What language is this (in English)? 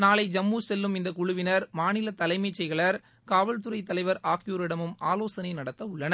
Tamil